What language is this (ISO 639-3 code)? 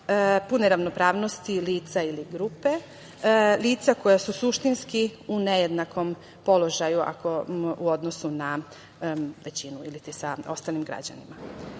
srp